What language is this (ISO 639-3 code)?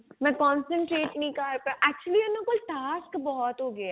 pan